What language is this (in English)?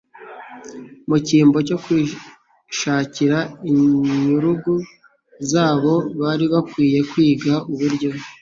Kinyarwanda